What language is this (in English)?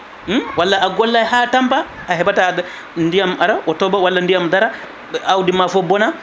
Fula